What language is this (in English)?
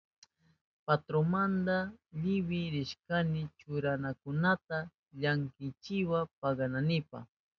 Southern Pastaza Quechua